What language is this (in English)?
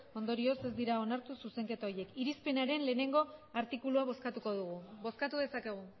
Basque